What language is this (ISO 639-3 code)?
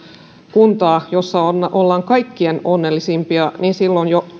fin